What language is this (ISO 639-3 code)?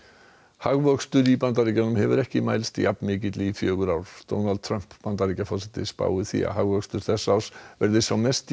isl